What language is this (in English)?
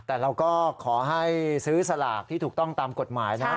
Thai